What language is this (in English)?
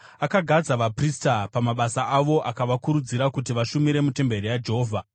Shona